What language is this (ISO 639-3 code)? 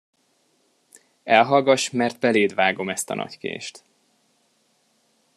hun